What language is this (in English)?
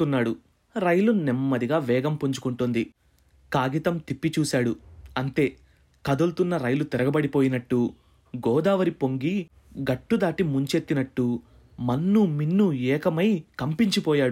Telugu